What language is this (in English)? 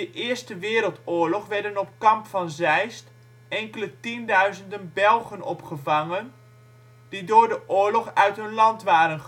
Dutch